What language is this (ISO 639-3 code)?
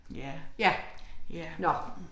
dan